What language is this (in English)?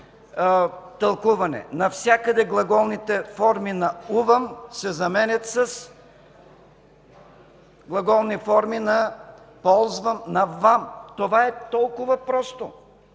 Bulgarian